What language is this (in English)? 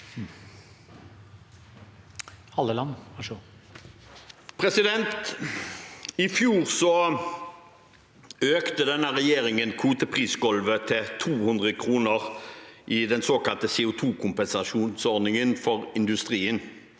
Norwegian